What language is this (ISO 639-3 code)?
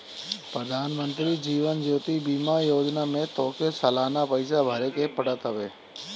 bho